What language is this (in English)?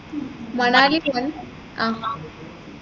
Malayalam